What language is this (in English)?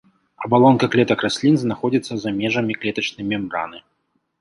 Belarusian